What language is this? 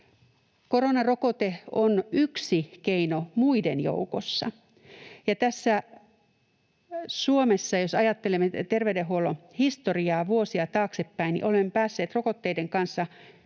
Finnish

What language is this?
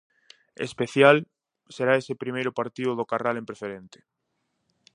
Galician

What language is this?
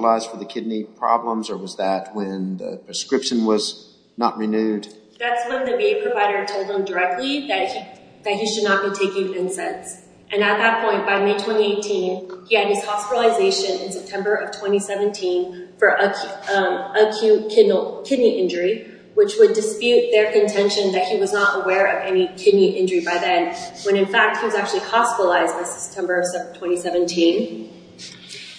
English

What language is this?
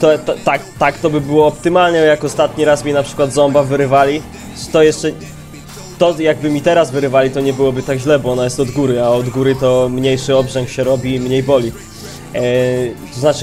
Polish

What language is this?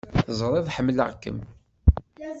Kabyle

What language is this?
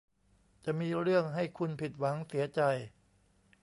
Thai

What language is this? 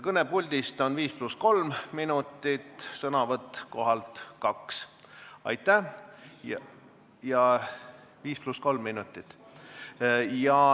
Estonian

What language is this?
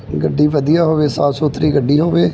Punjabi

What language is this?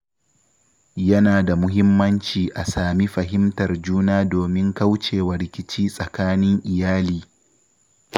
Hausa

